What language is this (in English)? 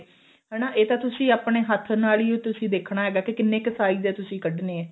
Punjabi